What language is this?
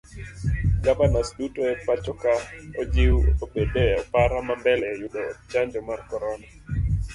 Luo (Kenya and Tanzania)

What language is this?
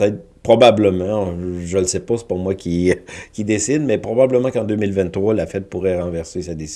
French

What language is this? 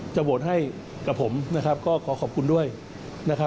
Thai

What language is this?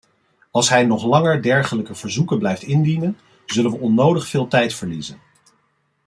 Dutch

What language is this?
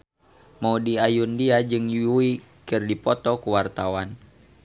Sundanese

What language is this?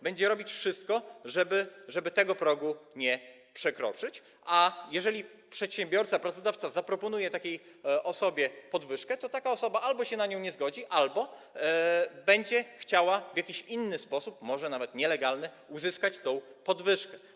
Polish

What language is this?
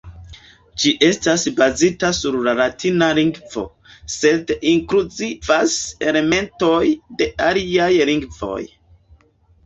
Esperanto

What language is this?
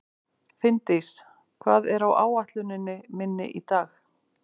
Icelandic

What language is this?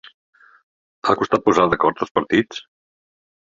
Catalan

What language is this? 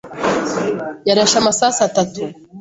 Kinyarwanda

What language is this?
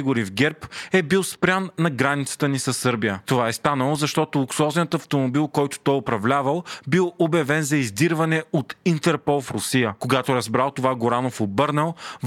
Bulgarian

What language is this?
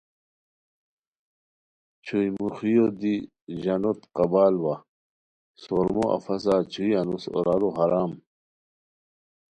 Khowar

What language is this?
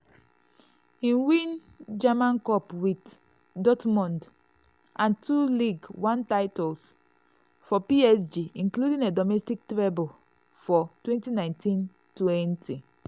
Nigerian Pidgin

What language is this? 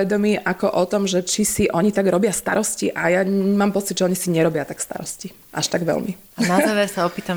Slovak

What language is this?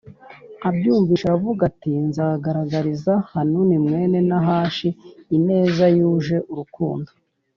Kinyarwanda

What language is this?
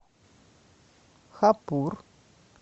Russian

